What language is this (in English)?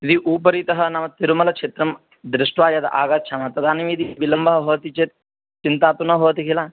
Sanskrit